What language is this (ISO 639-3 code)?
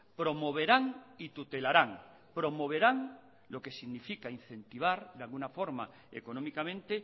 spa